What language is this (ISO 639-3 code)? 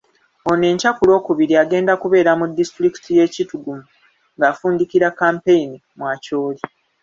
lug